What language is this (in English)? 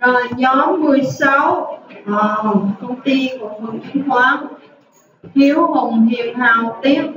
Vietnamese